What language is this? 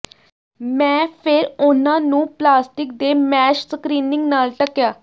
Punjabi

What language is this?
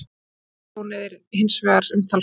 Icelandic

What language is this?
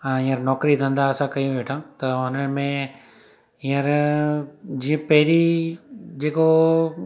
Sindhi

